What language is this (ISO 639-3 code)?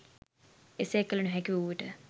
sin